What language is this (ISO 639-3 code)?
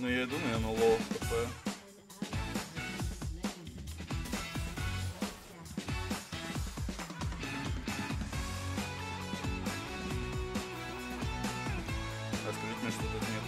rus